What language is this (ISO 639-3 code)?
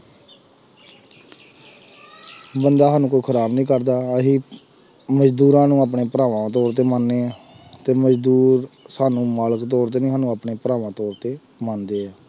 pan